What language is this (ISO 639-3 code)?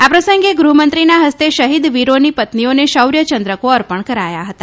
guj